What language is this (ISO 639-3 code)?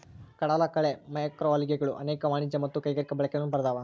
kan